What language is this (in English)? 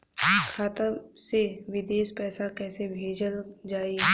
Bhojpuri